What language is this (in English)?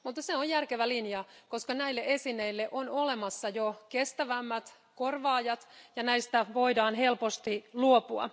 Finnish